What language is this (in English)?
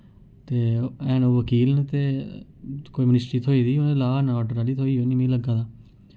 Dogri